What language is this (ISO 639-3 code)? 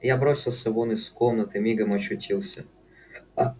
rus